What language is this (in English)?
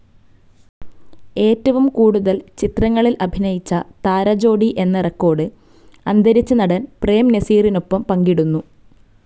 Malayalam